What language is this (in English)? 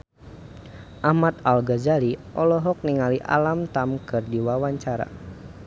Sundanese